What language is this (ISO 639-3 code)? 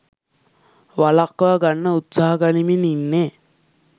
sin